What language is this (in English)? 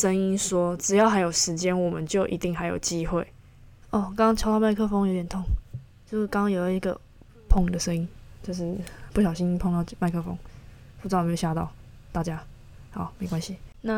Chinese